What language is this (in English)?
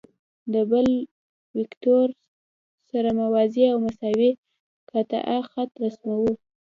Pashto